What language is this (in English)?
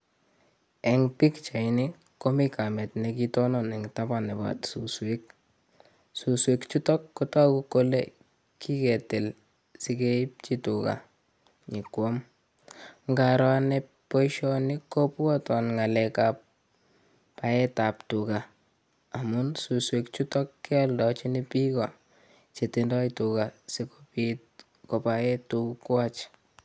Kalenjin